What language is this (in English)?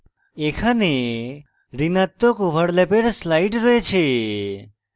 Bangla